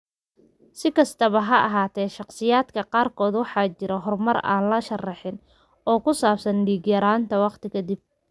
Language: Somali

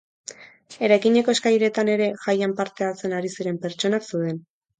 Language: Basque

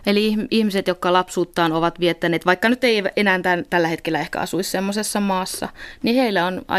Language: Finnish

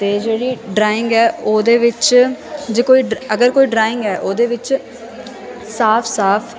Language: Punjabi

